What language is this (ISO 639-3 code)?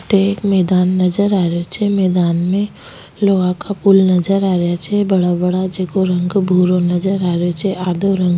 raj